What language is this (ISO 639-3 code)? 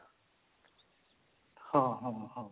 ori